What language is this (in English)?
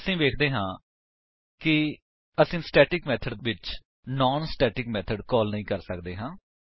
Punjabi